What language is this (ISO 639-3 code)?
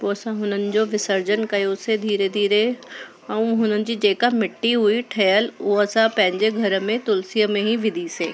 snd